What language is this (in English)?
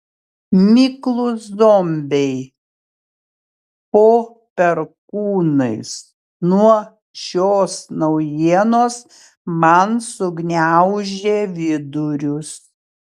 Lithuanian